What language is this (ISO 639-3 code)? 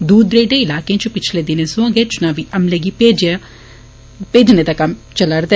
doi